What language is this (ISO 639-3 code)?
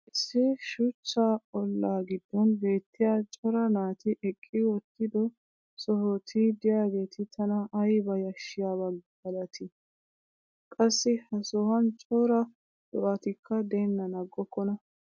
wal